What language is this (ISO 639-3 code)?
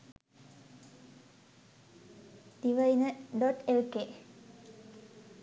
sin